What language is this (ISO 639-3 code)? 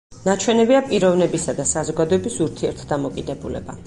kat